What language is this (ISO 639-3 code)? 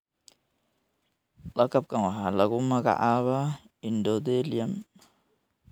som